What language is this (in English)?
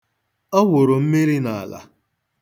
Igbo